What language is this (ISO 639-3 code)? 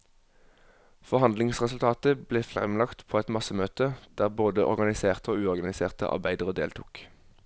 nor